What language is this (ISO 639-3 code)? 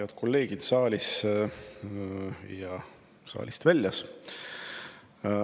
est